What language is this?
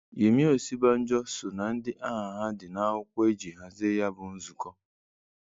Igbo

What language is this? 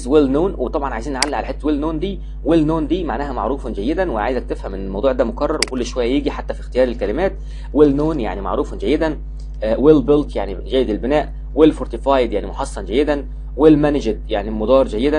Arabic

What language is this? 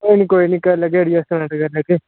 Dogri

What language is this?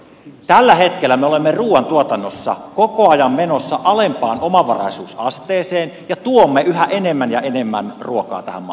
Finnish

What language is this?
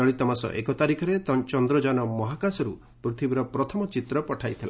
Odia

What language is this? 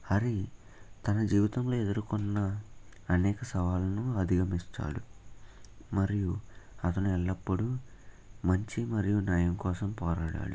Telugu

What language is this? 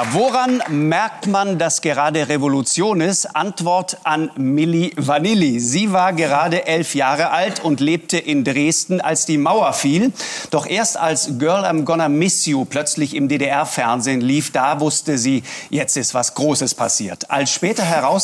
German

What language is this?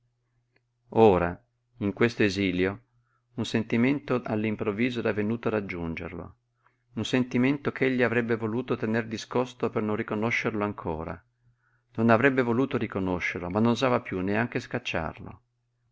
Italian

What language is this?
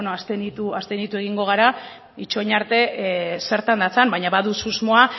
Basque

